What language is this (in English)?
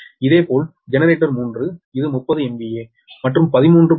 Tamil